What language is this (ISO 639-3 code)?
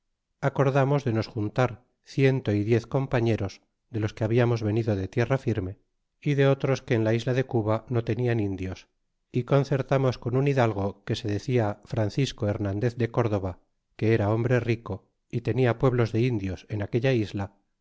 spa